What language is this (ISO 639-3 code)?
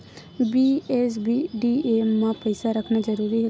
hne